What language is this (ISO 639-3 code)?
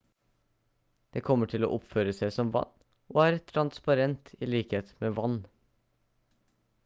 nob